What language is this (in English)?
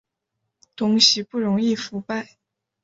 Chinese